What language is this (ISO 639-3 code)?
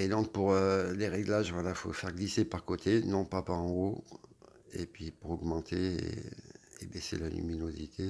fra